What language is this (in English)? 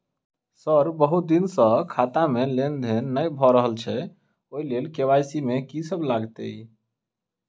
Maithili